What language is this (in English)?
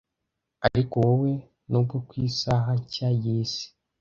Kinyarwanda